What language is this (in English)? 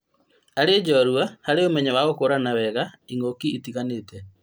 Kikuyu